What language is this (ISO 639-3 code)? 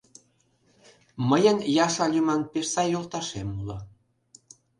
chm